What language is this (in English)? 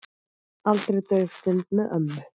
Icelandic